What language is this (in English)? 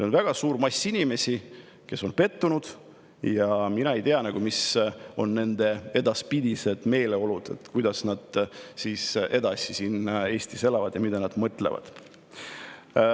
Estonian